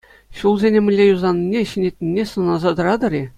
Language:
Chuvash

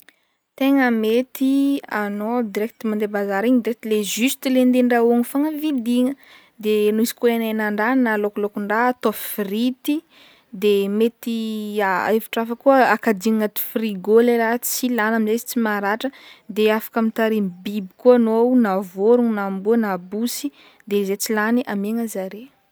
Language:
Northern Betsimisaraka Malagasy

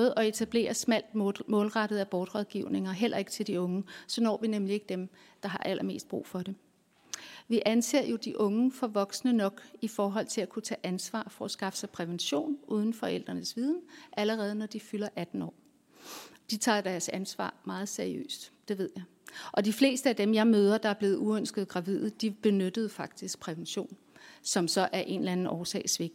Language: Danish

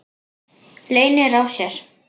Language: Icelandic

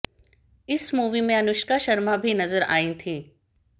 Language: Hindi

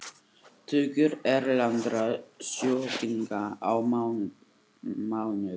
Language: Icelandic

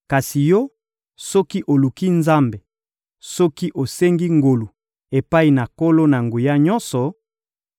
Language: Lingala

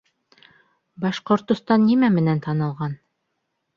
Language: Bashkir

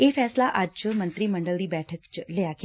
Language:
Punjabi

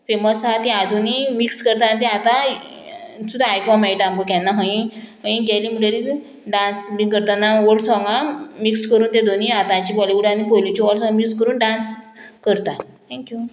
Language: Konkani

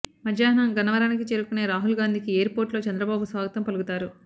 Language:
Telugu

